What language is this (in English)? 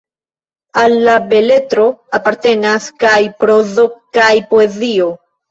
Esperanto